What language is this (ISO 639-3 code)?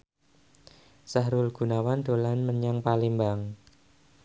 jav